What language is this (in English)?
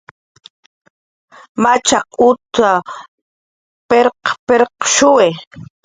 Jaqaru